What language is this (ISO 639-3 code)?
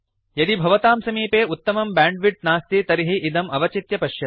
san